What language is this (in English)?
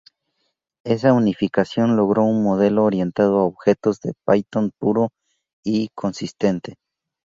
Spanish